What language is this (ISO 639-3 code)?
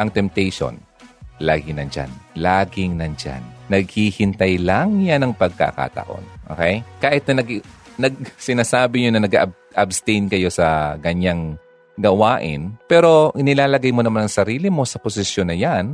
fil